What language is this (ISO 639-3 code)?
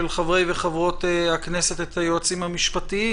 heb